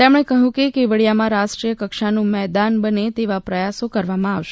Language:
Gujarati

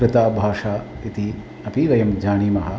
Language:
Sanskrit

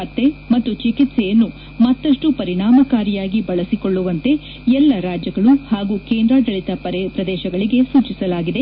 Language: Kannada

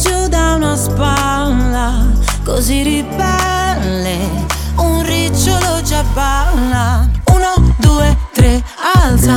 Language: Italian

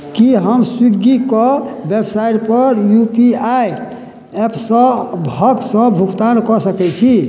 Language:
Maithili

